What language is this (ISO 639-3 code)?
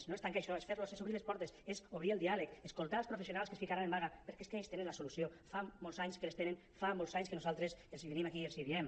cat